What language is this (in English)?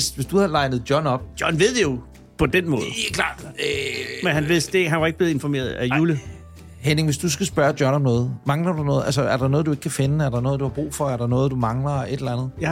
Danish